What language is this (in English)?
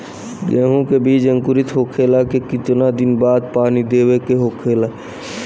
Bhojpuri